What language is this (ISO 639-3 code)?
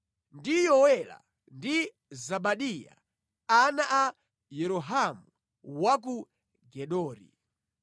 nya